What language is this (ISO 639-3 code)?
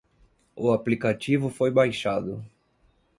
por